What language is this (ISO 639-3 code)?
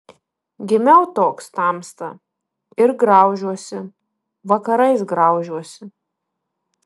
lit